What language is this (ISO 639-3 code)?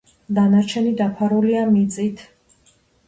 kat